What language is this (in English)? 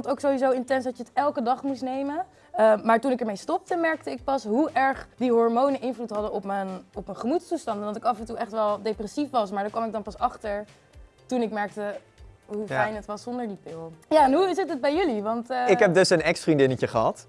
Dutch